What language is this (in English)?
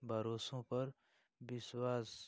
Hindi